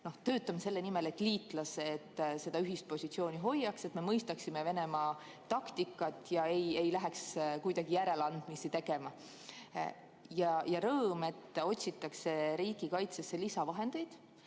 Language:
Estonian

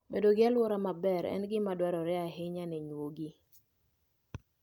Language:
Luo (Kenya and Tanzania)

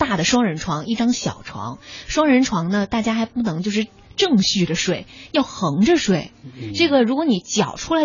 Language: Chinese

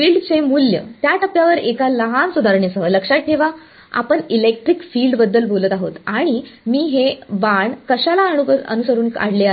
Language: Marathi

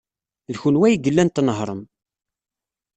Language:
Kabyle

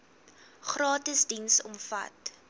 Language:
Afrikaans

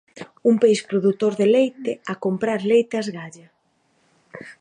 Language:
Galician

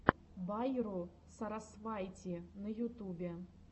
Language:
Russian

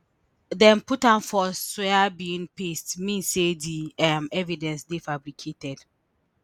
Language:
Nigerian Pidgin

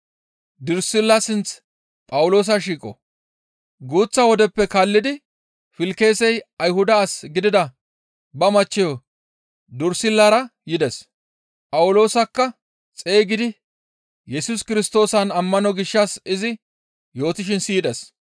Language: Gamo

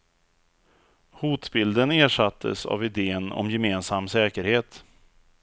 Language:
Swedish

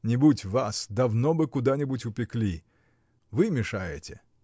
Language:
Russian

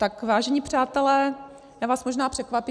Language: Czech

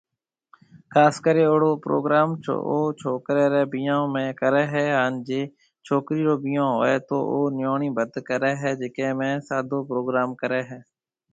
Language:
Marwari (Pakistan)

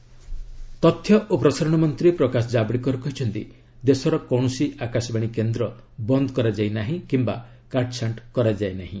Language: Odia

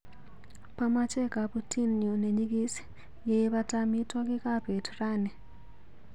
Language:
Kalenjin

